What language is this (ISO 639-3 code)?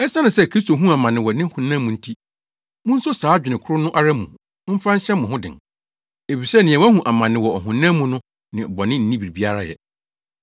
aka